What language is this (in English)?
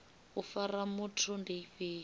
Venda